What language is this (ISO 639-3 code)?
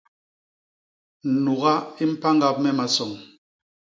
bas